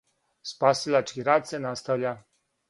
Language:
Serbian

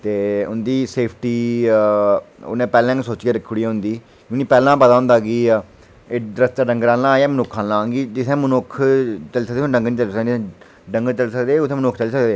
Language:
Dogri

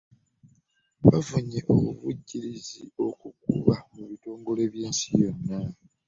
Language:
Ganda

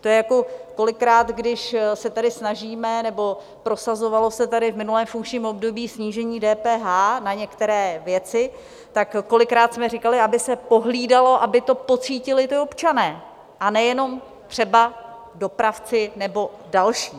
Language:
Czech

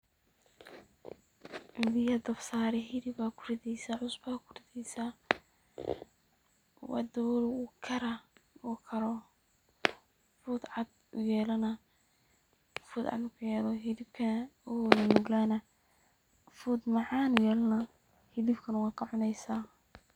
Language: Somali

